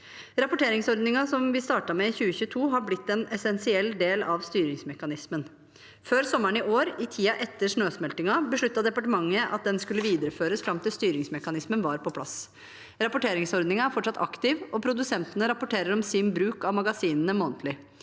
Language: Norwegian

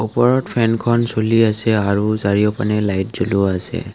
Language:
Assamese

